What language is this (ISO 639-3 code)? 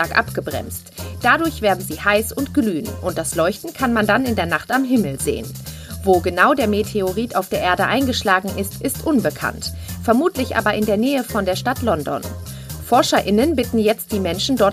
deu